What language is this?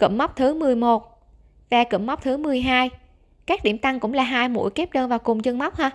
Vietnamese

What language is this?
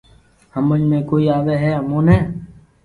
Loarki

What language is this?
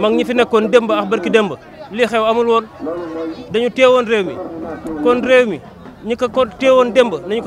Indonesian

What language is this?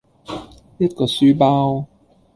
Cantonese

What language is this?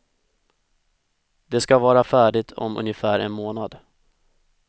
Swedish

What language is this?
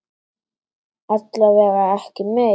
Icelandic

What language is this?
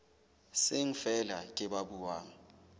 Southern Sotho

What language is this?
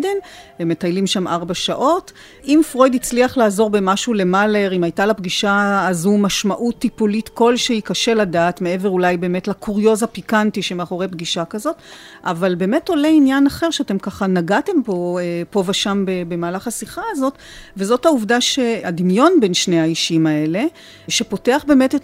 Hebrew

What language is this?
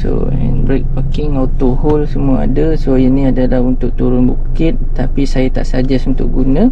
Malay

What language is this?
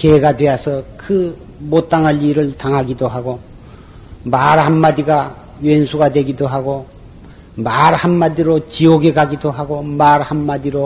Korean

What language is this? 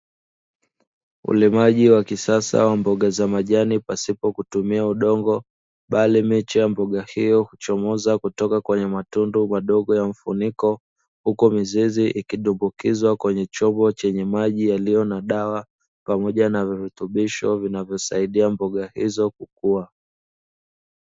Swahili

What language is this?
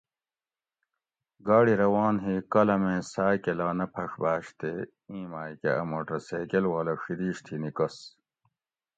Gawri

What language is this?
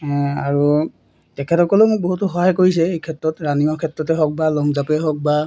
Assamese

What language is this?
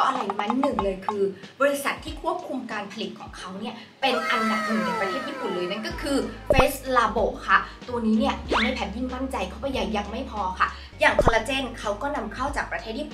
Thai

